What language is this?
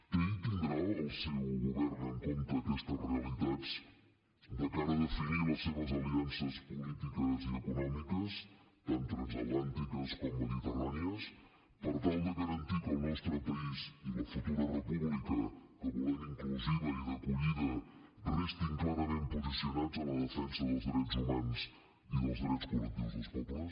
Catalan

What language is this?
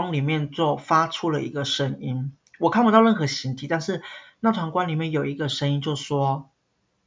Chinese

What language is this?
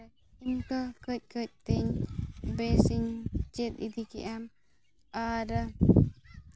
Santali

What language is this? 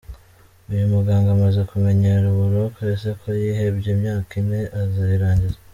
Kinyarwanda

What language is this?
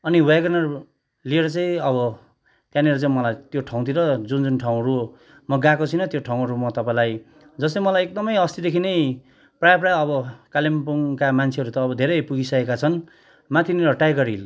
Nepali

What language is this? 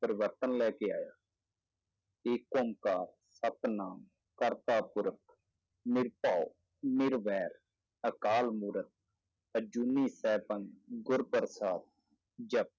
Punjabi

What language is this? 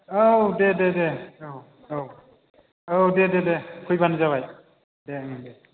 Bodo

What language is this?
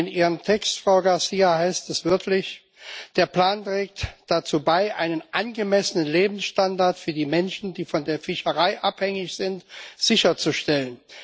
German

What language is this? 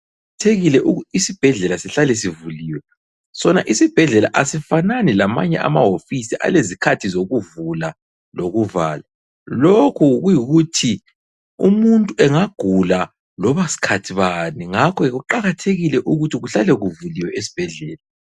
North Ndebele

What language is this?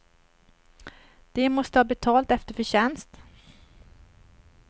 Swedish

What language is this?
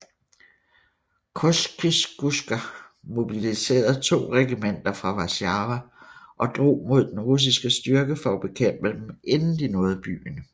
Danish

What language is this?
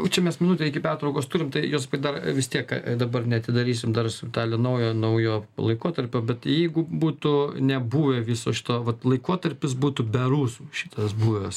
Lithuanian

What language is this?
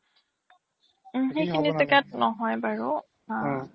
Assamese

